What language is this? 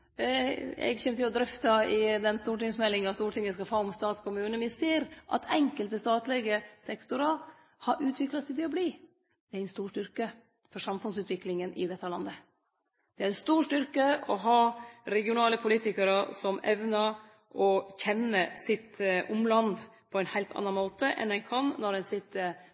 Norwegian Nynorsk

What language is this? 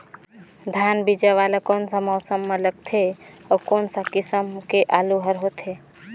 Chhattisgarhi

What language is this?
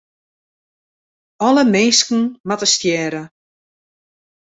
Western Frisian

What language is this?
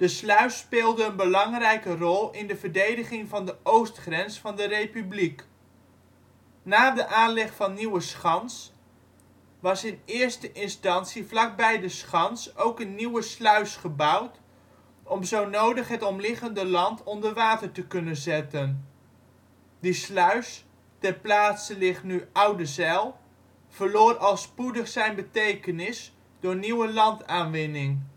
Dutch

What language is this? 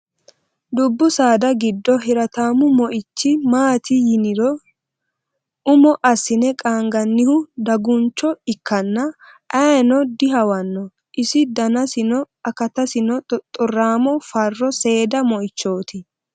Sidamo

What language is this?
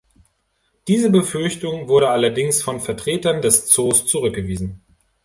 German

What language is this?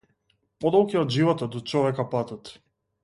Macedonian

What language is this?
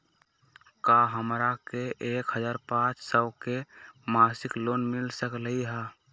Magahi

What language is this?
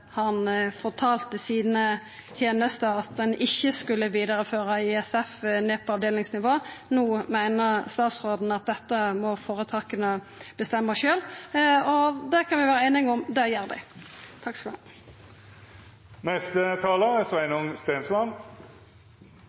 Norwegian Nynorsk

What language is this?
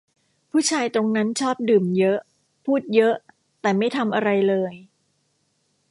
Thai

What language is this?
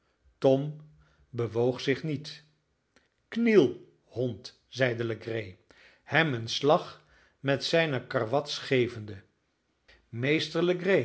Dutch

